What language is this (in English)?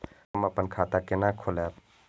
Maithili